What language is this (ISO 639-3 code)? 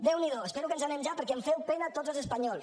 cat